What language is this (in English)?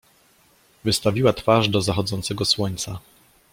Polish